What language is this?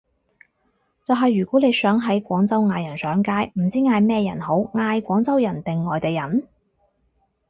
Cantonese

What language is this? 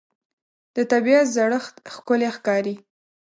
Pashto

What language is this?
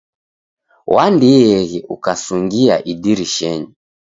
Taita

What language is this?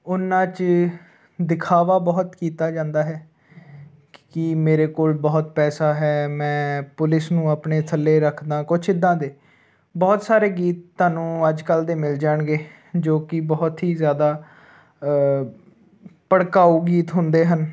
Punjabi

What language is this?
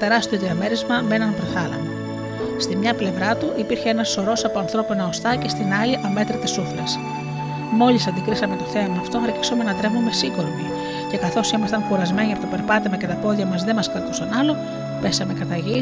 Greek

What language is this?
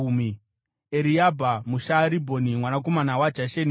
Shona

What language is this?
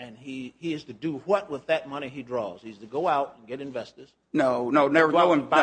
English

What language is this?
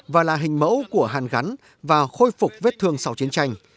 Vietnamese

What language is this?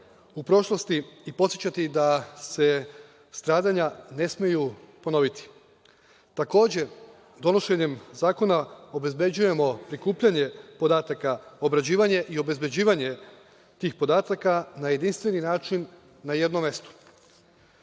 Serbian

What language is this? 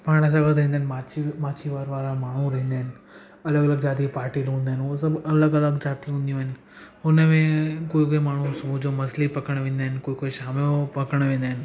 Sindhi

